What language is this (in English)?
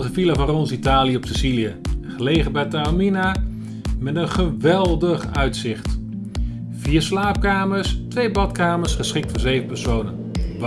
Dutch